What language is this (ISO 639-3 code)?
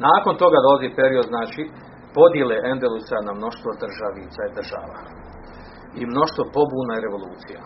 hrv